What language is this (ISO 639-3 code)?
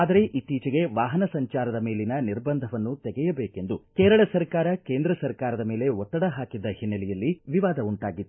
kan